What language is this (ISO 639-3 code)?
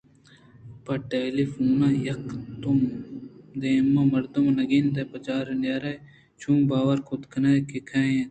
bgp